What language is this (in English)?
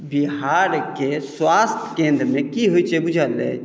Maithili